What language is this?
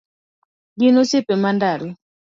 Luo (Kenya and Tanzania)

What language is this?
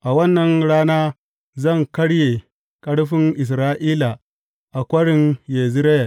Hausa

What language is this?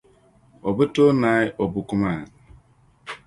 Dagbani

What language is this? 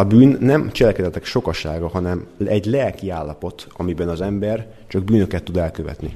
Hungarian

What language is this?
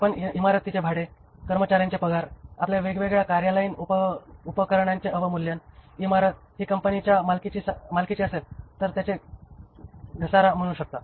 Marathi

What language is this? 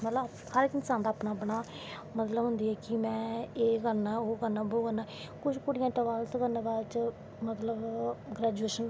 Dogri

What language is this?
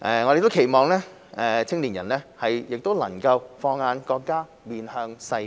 Cantonese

